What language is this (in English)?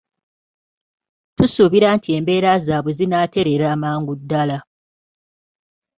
Ganda